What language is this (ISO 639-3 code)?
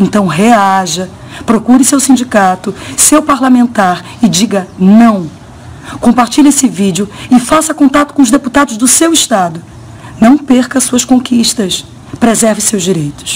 por